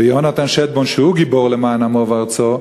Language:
Hebrew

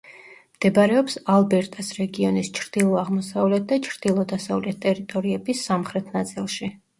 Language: Georgian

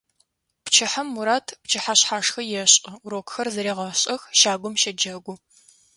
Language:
Adyghe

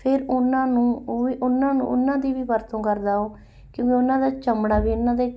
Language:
Punjabi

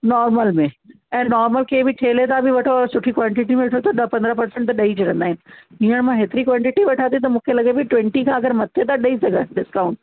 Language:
Sindhi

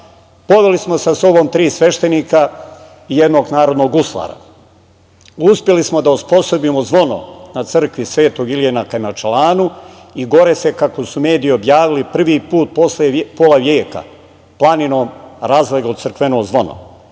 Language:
Serbian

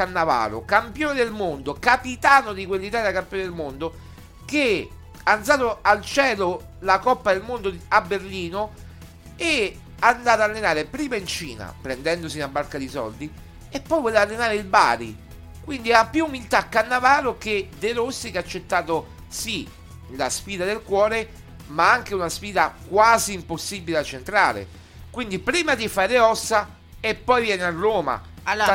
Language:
Italian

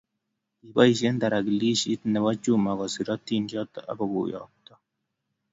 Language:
Kalenjin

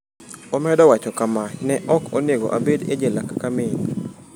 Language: Luo (Kenya and Tanzania)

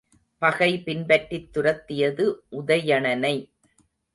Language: Tamil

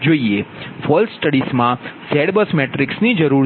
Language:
Gujarati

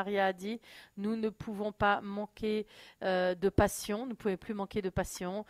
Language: French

